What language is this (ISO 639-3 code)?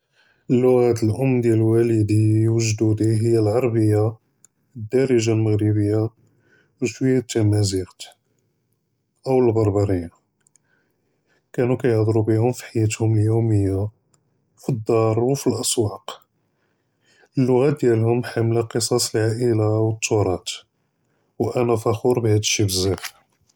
jrb